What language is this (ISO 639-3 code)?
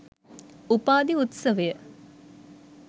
sin